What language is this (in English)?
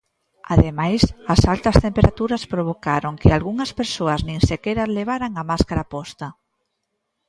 Galician